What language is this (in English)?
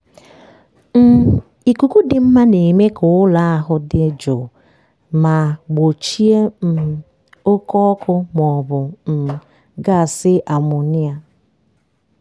Igbo